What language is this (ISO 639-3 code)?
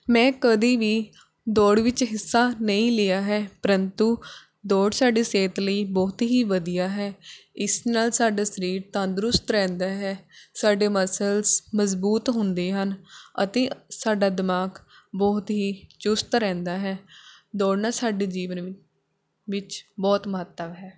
pan